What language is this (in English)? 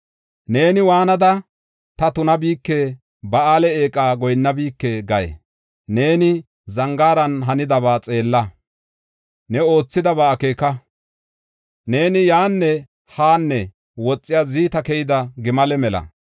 Gofa